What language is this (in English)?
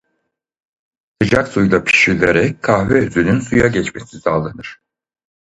Turkish